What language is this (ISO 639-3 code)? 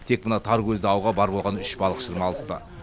kaz